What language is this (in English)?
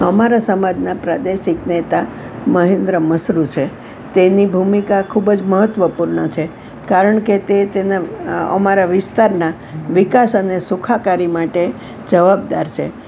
Gujarati